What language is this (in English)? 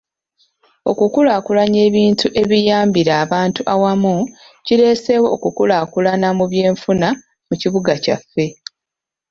Ganda